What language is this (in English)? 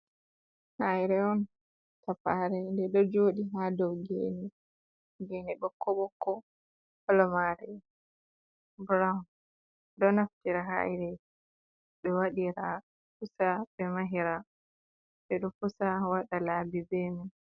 Fula